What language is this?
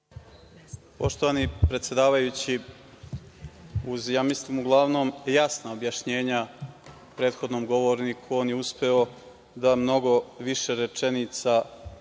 Serbian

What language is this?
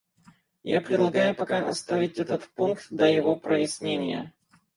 Russian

